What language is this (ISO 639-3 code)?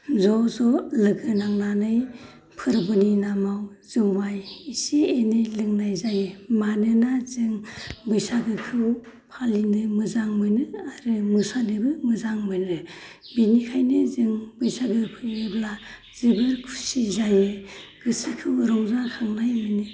brx